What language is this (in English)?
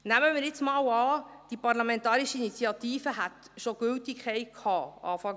Swiss German